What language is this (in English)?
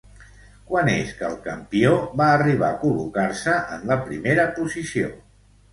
Catalan